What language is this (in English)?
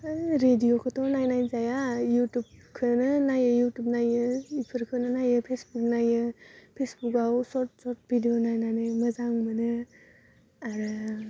Bodo